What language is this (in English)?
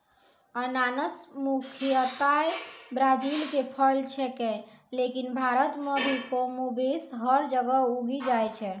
Maithili